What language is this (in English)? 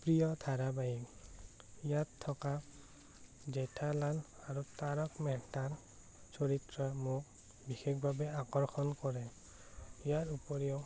Assamese